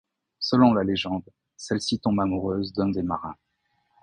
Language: French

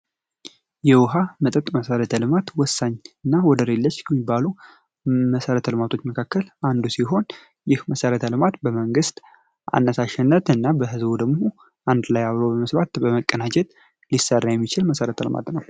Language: Amharic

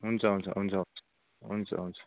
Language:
Nepali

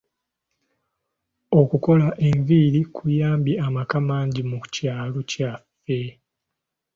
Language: Ganda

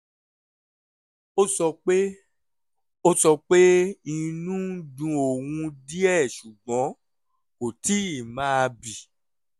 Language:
Yoruba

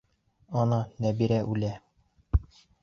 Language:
Bashkir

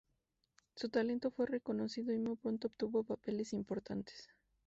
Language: Spanish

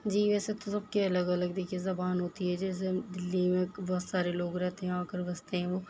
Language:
Urdu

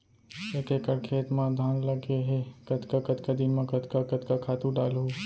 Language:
Chhattisgarhi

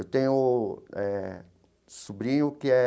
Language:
Portuguese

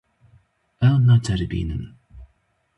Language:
Kurdish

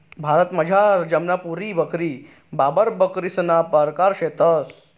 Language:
Marathi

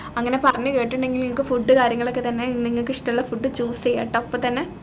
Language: Malayalam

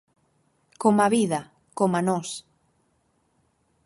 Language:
Galician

